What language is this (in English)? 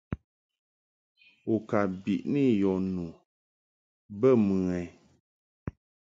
Mungaka